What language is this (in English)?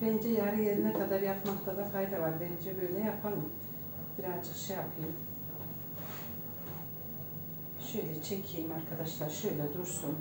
Turkish